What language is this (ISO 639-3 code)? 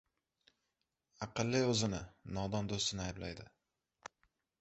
uzb